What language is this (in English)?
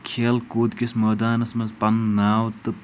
Kashmiri